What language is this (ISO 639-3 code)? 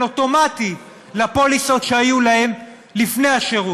heb